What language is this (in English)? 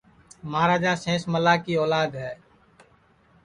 Sansi